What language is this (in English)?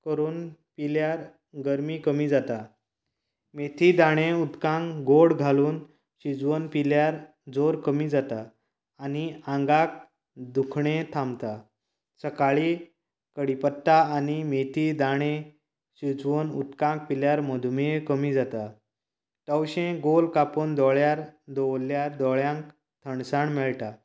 Konkani